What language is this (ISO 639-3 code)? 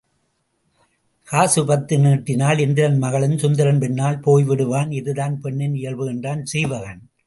tam